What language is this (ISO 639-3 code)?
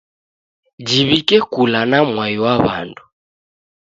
dav